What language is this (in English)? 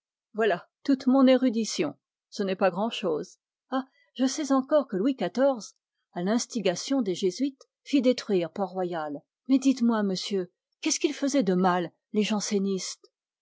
French